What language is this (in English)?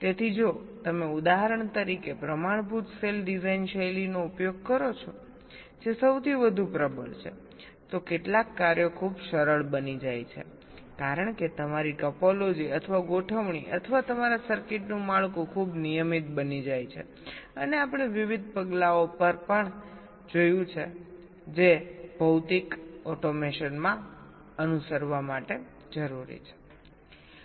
Gujarati